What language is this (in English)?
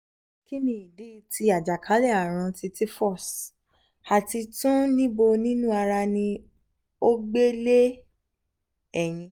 Yoruba